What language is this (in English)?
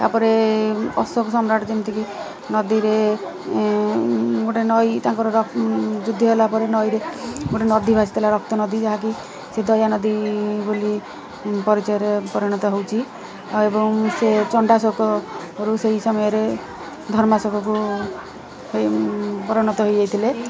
Odia